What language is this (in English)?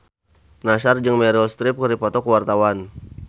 Sundanese